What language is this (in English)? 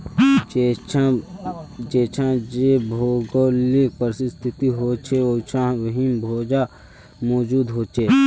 Magahi